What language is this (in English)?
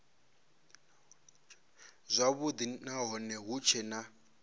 Venda